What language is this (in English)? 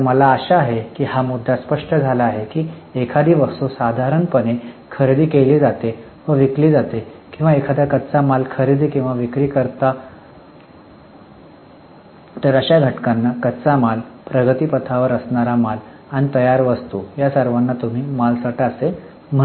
Marathi